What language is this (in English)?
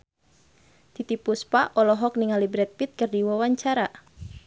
Sundanese